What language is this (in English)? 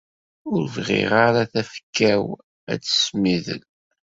Kabyle